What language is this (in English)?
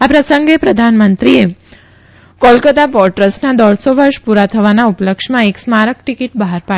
Gujarati